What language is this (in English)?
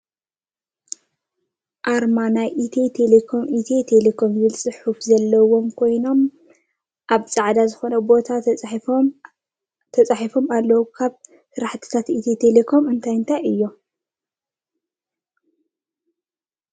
Tigrinya